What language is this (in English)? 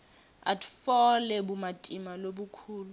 Swati